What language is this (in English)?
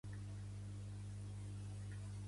Catalan